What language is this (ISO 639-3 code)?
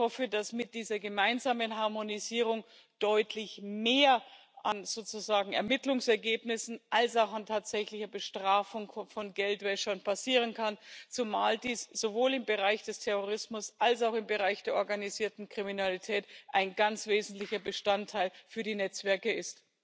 deu